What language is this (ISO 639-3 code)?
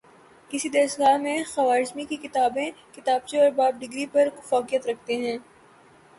urd